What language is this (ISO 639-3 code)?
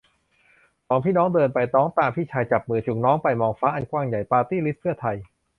tha